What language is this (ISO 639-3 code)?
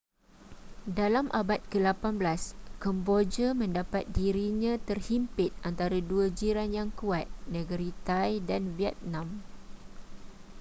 msa